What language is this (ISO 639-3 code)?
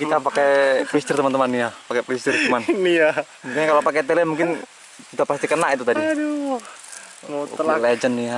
ind